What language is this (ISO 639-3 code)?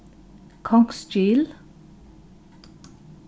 fao